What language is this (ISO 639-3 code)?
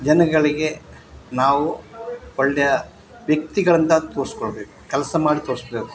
kan